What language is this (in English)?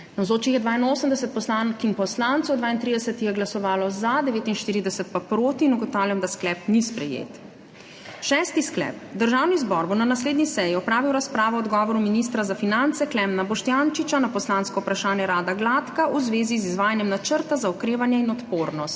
Slovenian